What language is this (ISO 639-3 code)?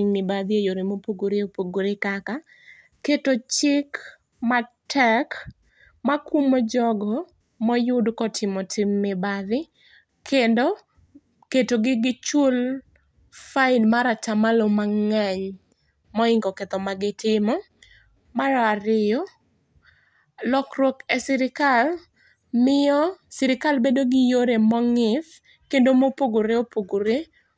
luo